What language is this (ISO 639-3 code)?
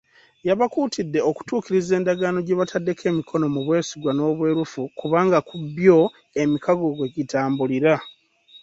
lug